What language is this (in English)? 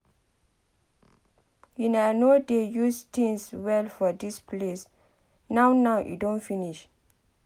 Nigerian Pidgin